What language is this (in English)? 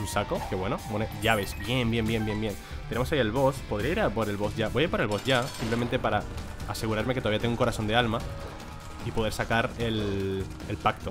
Spanish